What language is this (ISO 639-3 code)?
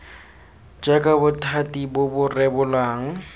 tsn